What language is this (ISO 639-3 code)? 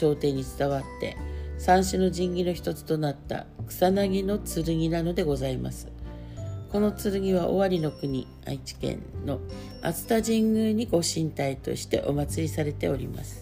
jpn